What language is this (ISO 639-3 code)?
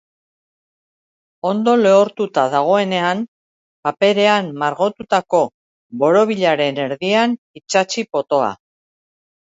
eus